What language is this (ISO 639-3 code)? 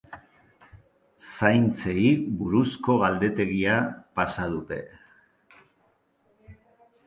eus